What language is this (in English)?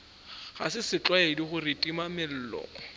Northern Sotho